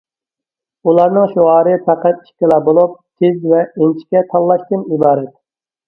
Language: Uyghur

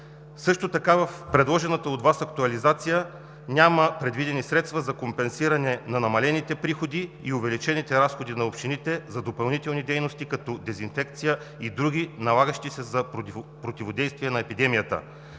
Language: Bulgarian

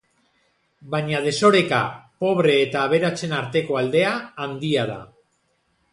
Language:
Basque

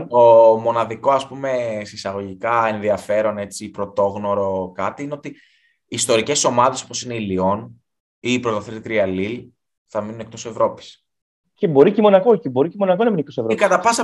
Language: Greek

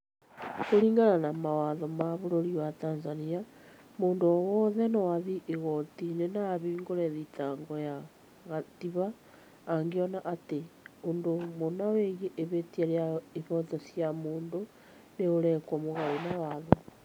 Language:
Kikuyu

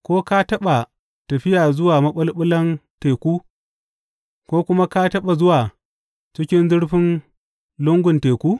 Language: Hausa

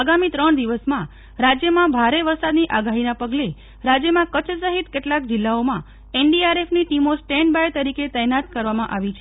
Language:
Gujarati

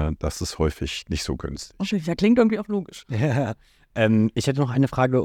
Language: German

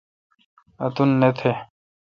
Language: Kalkoti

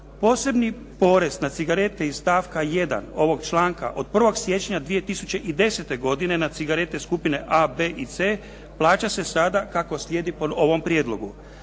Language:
Croatian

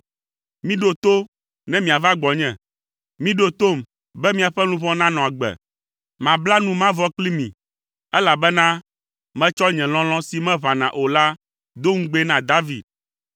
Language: Ewe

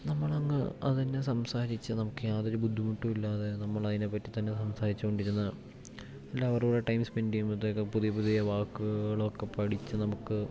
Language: Malayalam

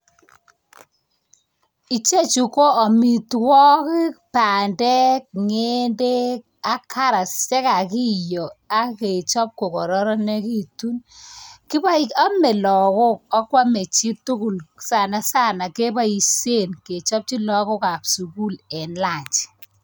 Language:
Kalenjin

